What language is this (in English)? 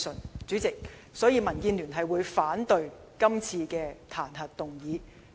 Cantonese